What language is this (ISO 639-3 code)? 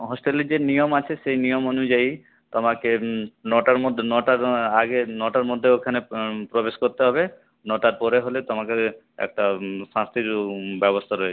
ben